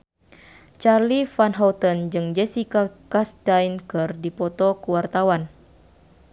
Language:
Sundanese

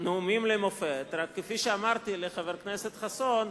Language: Hebrew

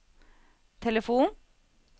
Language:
Norwegian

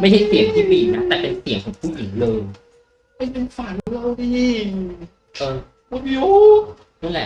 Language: Thai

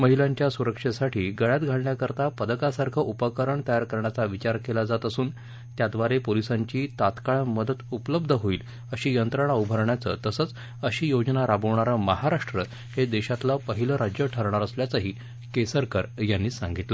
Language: Marathi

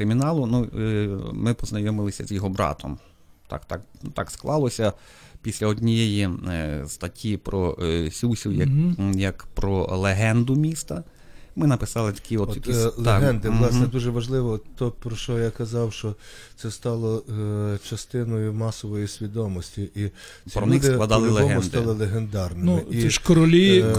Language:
Ukrainian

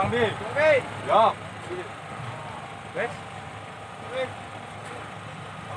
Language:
Indonesian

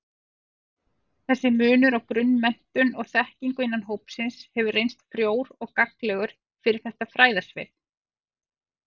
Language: Icelandic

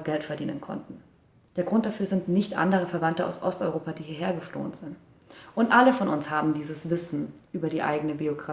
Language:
German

